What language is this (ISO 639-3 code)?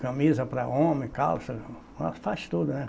por